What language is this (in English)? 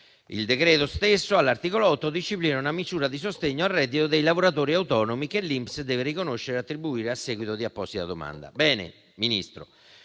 Italian